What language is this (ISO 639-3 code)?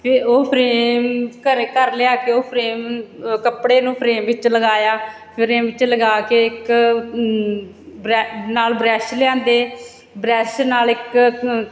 pan